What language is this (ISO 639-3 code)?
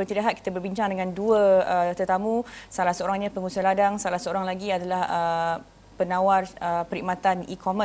msa